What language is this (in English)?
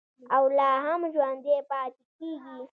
Pashto